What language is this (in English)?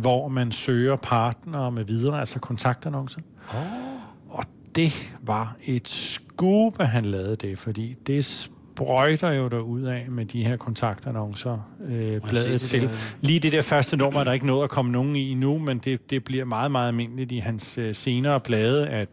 Danish